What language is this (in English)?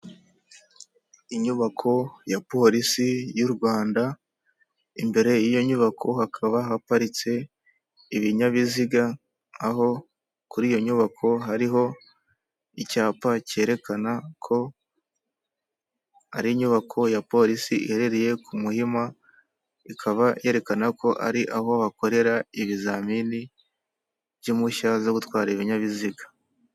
Kinyarwanda